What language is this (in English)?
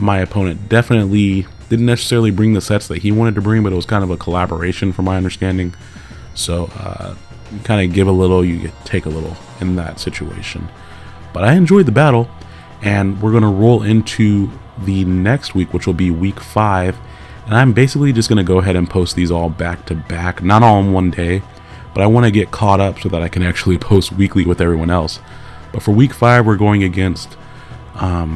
English